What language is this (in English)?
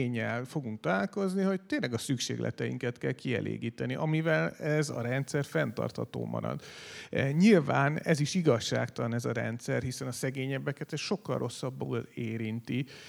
Hungarian